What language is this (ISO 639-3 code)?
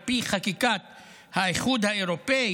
heb